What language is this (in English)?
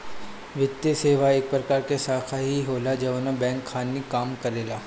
Bhojpuri